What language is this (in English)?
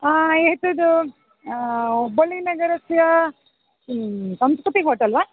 Sanskrit